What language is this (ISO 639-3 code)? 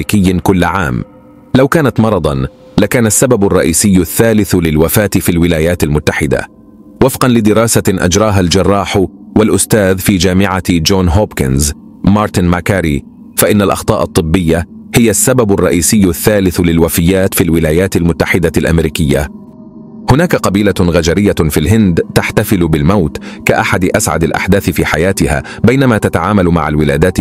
ara